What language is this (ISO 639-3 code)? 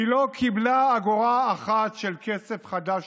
heb